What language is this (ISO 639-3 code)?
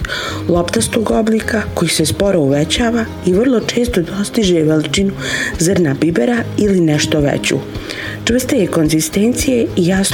hrv